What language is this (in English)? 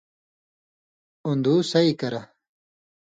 Indus Kohistani